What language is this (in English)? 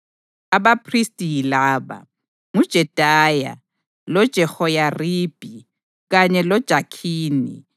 North Ndebele